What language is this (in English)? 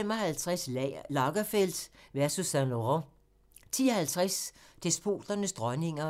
Danish